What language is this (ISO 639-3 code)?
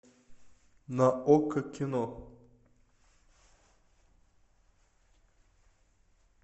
rus